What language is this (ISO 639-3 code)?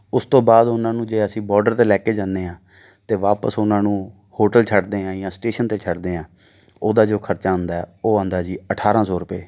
pan